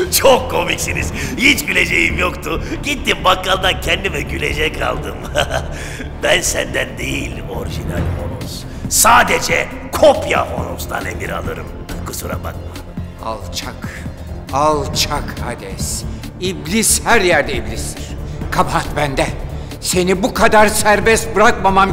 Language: Turkish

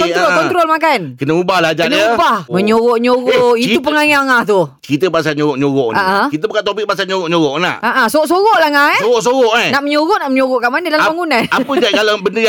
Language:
Malay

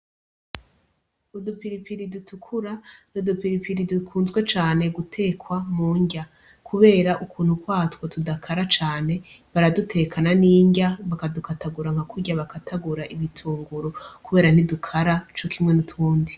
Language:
Rundi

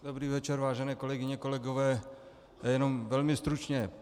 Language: Czech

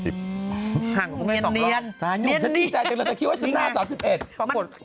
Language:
Thai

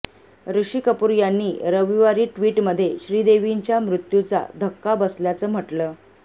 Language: Marathi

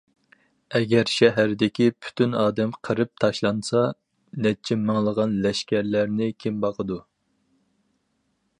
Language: Uyghur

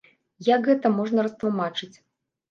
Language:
Belarusian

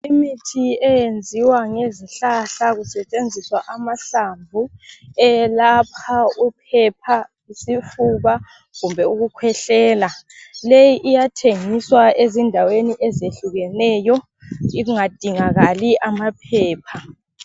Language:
North Ndebele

